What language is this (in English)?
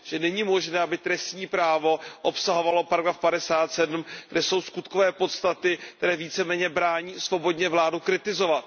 Czech